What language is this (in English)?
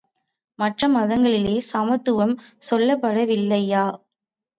Tamil